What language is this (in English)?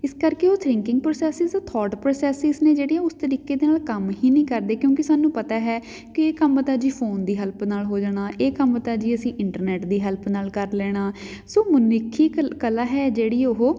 Punjabi